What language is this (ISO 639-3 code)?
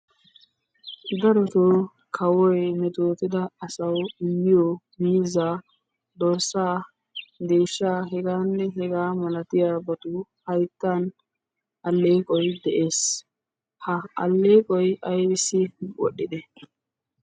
wal